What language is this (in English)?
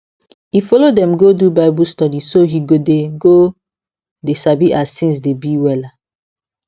Nigerian Pidgin